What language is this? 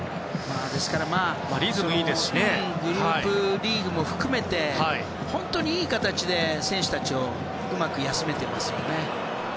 Japanese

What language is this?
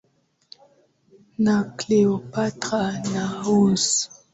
Swahili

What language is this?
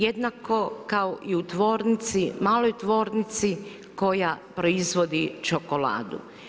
Croatian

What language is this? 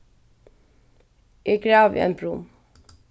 Faroese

